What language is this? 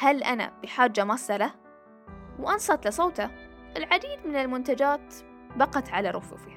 Arabic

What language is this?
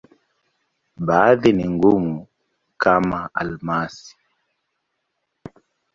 Swahili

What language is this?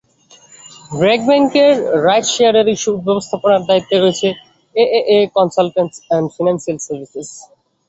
Bangla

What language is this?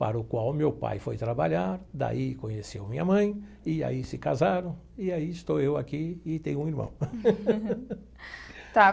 Portuguese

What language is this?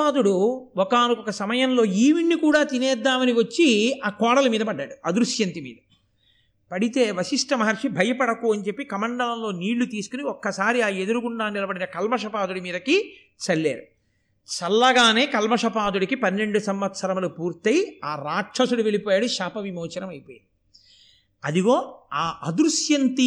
Telugu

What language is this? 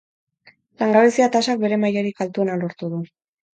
Basque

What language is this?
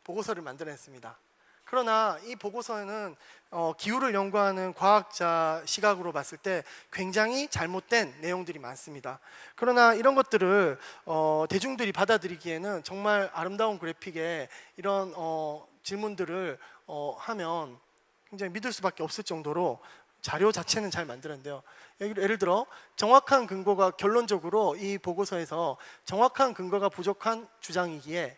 Korean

